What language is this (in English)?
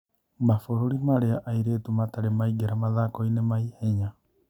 Kikuyu